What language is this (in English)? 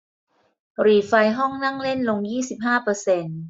Thai